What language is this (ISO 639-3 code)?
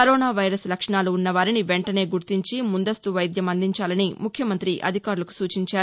tel